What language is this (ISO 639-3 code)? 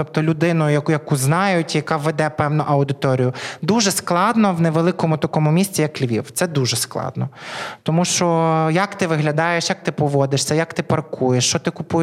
ukr